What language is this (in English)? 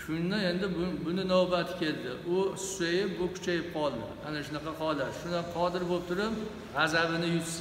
Turkish